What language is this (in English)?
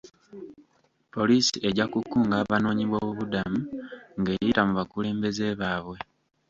Ganda